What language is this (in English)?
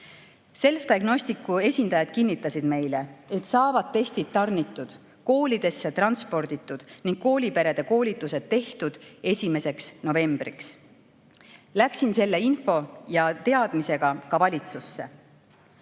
Estonian